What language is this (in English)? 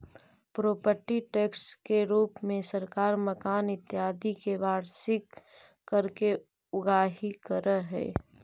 Magahi